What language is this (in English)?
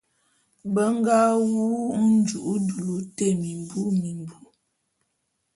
Bulu